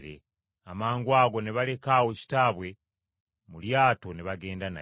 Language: Ganda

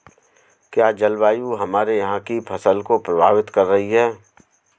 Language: Hindi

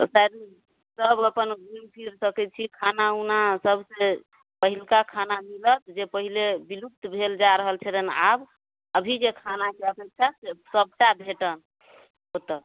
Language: Maithili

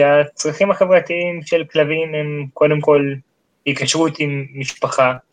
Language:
Hebrew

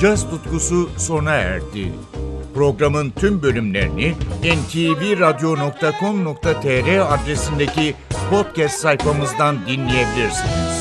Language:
Turkish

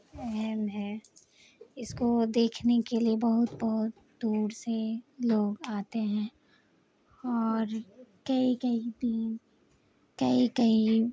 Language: Urdu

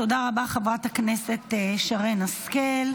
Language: Hebrew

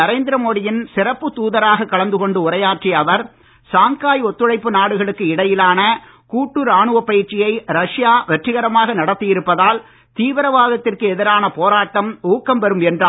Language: Tamil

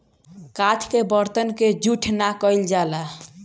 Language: Bhojpuri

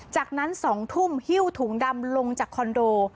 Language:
Thai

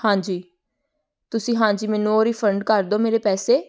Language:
Punjabi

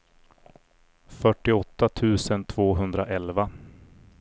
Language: Swedish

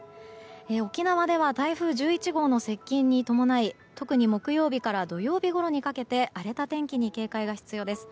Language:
Japanese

